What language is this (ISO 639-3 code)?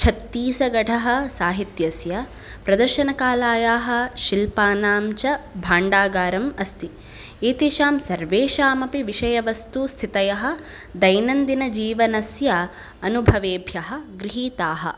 san